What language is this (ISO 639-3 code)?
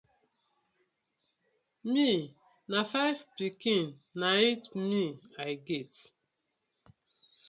pcm